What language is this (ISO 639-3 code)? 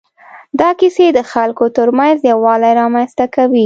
pus